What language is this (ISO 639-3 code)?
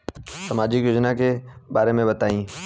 bho